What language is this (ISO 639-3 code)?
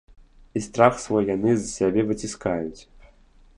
bel